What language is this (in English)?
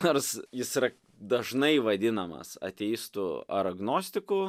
Lithuanian